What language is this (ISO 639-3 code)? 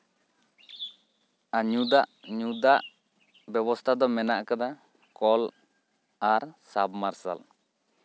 sat